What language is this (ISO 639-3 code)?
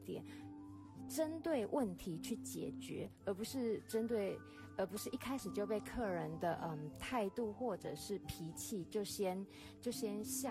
zho